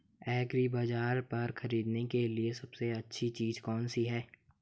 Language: Hindi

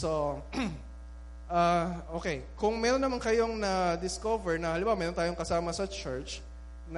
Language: Filipino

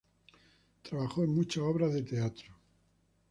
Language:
Spanish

